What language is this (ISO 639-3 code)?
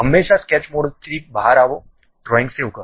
guj